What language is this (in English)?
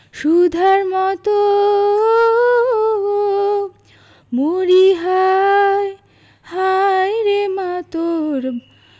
Bangla